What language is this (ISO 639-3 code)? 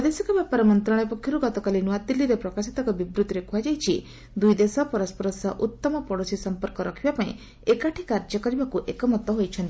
ori